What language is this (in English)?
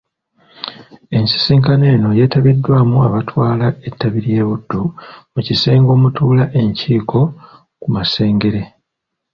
Ganda